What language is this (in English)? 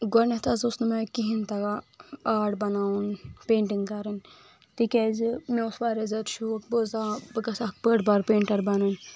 Kashmiri